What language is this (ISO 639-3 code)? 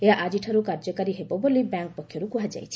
ori